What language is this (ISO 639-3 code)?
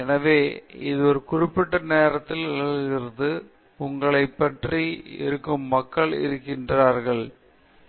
tam